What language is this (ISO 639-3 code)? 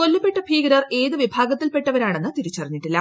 mal